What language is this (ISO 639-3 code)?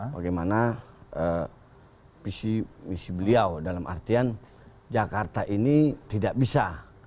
ind